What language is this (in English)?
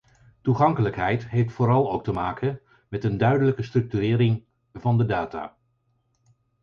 Dutch